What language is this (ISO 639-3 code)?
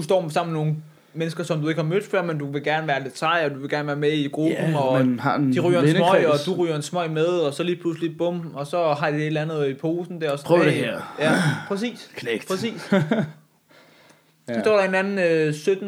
dan